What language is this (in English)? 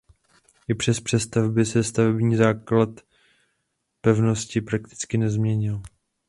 Czech